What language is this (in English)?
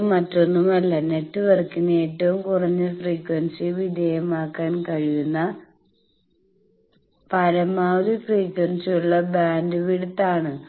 Malayalam